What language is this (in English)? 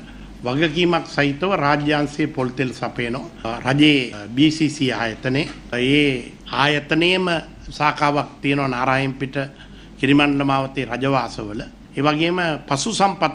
Hindi